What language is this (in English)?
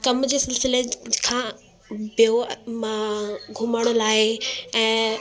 Sindhi